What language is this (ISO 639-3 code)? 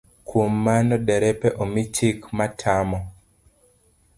luo